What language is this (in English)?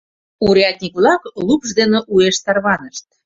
Mari